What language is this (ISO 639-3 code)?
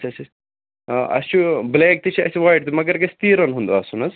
kas